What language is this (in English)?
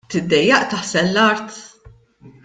Maltese